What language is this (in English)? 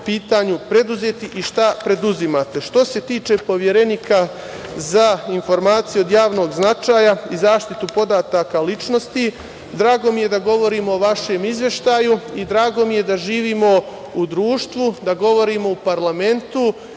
Serbian